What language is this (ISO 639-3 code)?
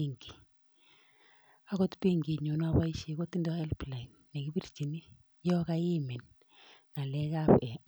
kln